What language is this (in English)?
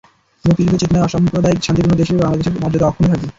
Bangla